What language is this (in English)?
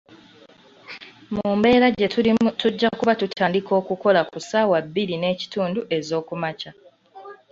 Ganda